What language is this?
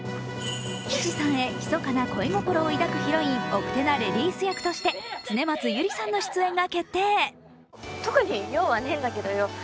Japanese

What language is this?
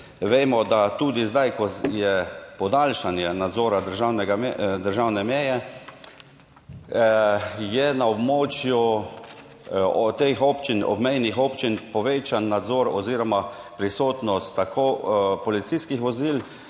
Slovenian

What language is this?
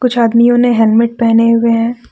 Hindi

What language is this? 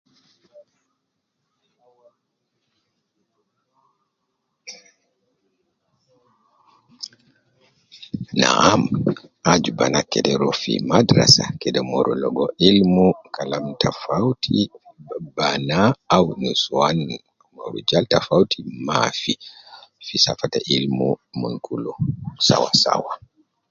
Nubi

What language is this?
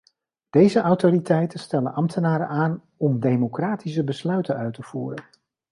Dutch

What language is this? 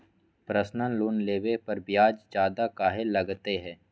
Magahi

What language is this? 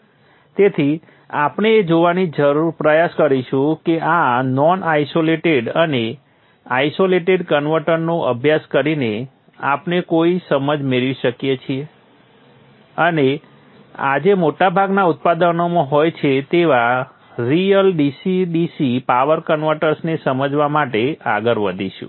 Gujarati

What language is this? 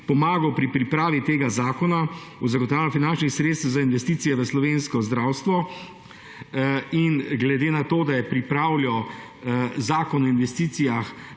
Slovenian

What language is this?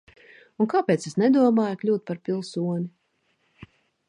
Latvian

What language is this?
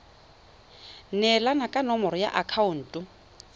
Tswana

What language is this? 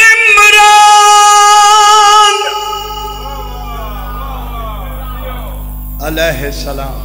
Arabic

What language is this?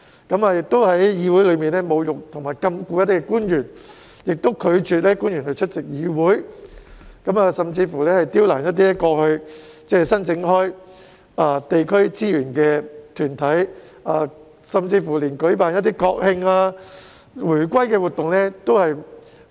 Cantonese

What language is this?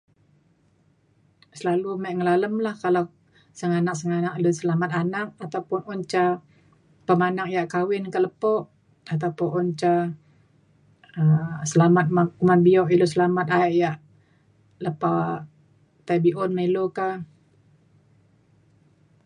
Mainstream Kenyah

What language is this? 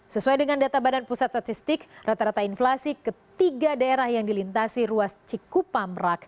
Indonesian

